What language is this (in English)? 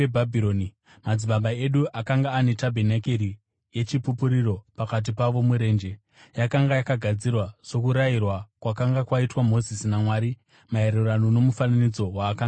Shona